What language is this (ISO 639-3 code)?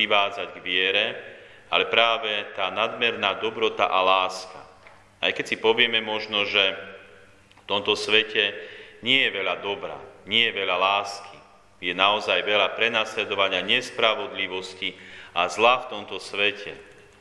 slk